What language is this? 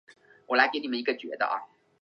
Chinese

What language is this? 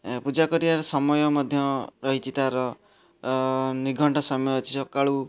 Odia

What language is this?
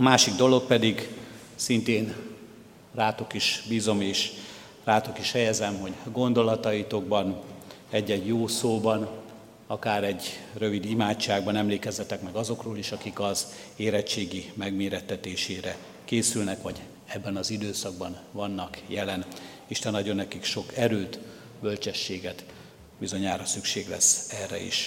Hungarian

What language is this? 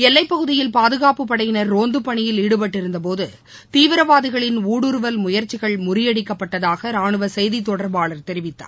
Tamil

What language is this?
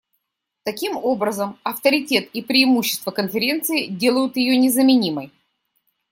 Russian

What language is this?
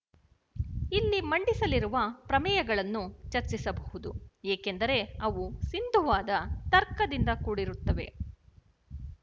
Kannada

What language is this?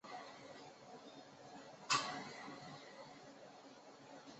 Chinese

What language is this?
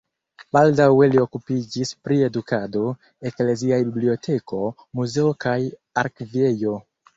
Esperanto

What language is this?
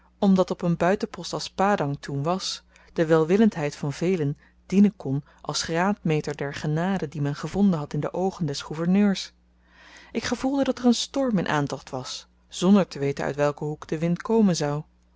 Dutch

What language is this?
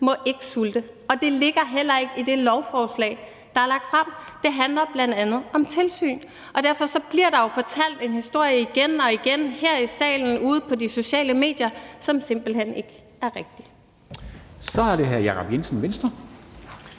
Danish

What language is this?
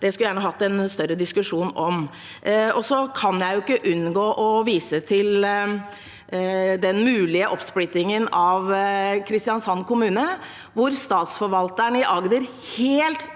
Norwegian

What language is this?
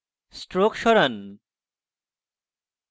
Bangla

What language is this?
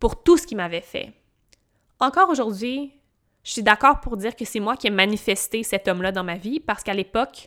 French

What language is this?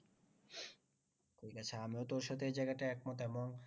Bangla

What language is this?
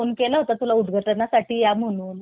Marathi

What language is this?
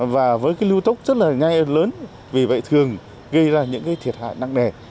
Vietnamese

